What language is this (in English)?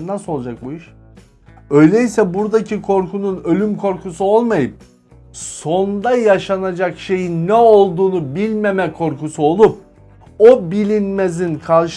Turkish